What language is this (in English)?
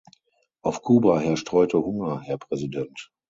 German